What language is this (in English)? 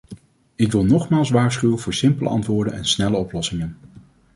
Dutch